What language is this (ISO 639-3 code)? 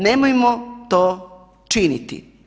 hrv